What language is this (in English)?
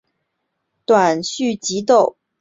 Chinese